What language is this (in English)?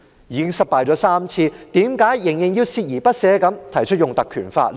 Cantonese